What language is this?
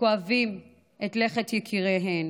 Hebrew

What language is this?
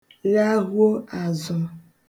Igbo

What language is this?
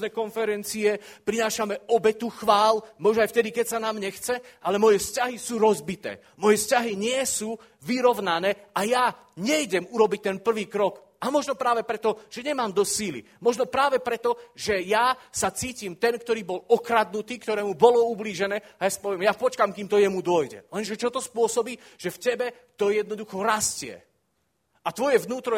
Slovak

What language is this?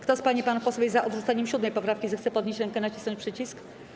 Polish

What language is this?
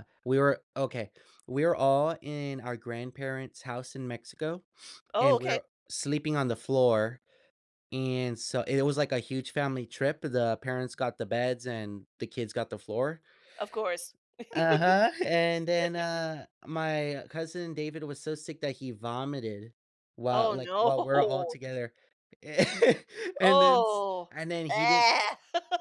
English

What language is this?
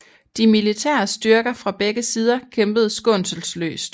Danish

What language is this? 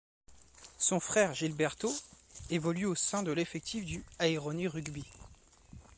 French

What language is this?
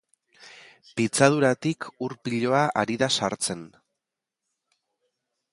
Basque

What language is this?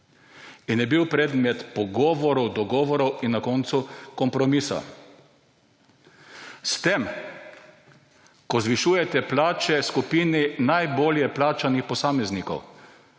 Slovenian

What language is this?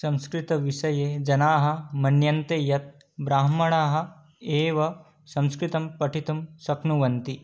Sanskrit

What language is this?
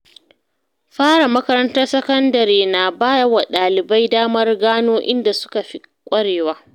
Hausa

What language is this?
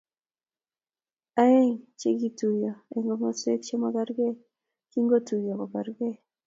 Kalenjin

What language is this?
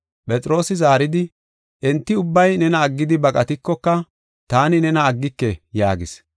Gofa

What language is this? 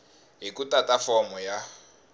Tsonga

